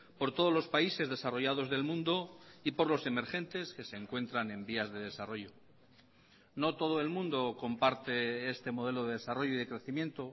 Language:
Spanish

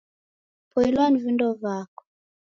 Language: Taita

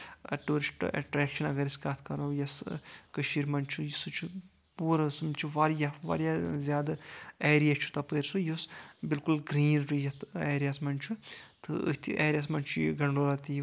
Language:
Kashmiri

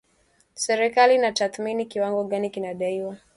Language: Swahili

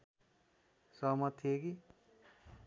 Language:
Nepali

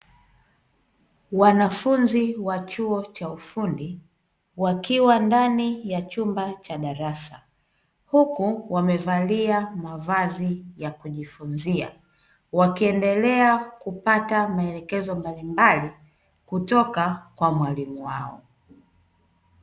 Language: Swahili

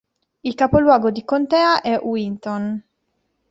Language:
Italian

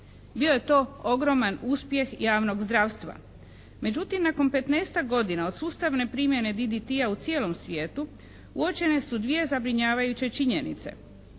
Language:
Croatian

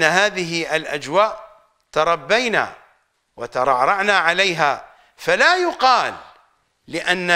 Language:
Arabic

